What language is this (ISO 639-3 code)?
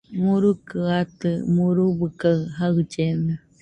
hux